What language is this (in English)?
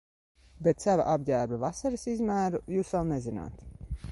Latvian